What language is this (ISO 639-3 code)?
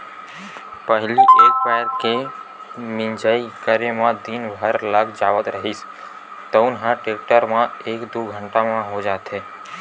hne